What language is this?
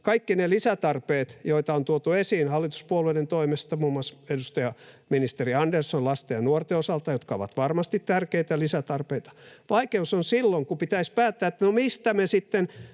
Finnish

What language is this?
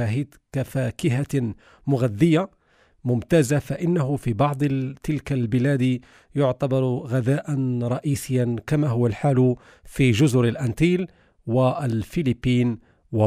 Arabic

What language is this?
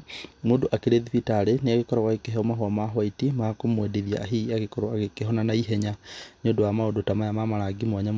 Kikuyu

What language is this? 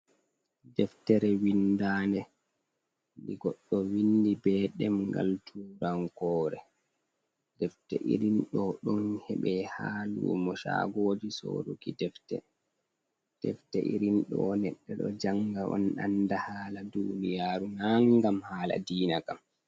Fula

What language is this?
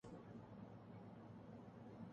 Urdu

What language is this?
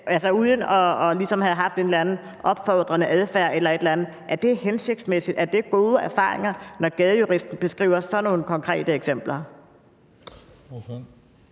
Danish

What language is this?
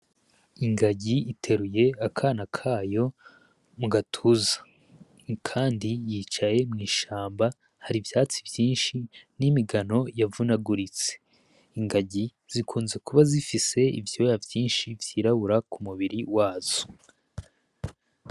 Rundi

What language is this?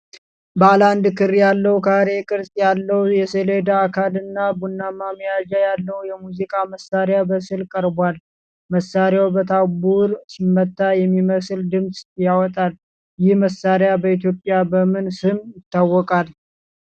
Amharic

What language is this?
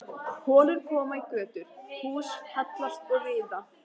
Icelandic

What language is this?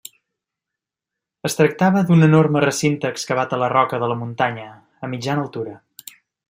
Catalan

